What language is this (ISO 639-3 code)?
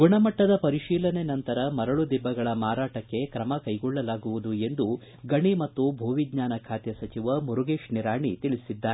kan